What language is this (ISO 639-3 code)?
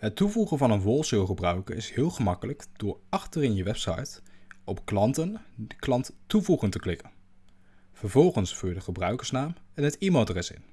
nld